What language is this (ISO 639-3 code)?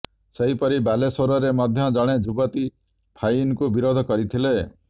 ori